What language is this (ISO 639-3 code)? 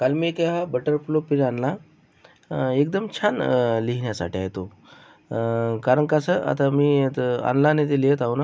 mar